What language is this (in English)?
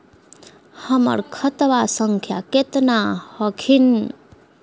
Magahi